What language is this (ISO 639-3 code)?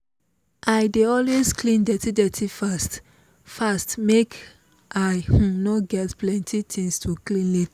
pcm